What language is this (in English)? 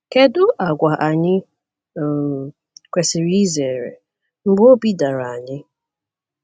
Igbo